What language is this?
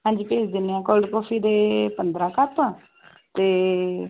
Punjabi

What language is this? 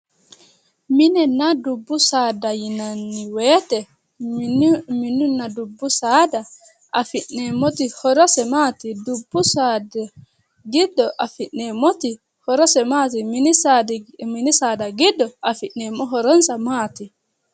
Sidamo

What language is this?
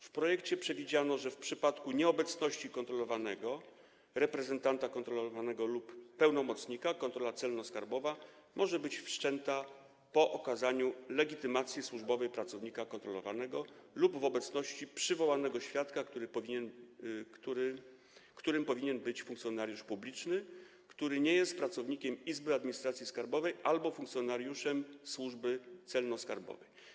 Polish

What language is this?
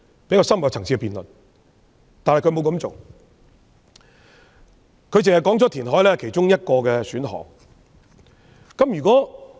Cantonese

